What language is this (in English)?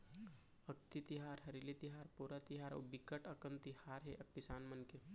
Chhattisgarhi